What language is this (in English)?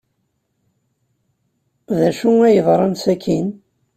Kabyle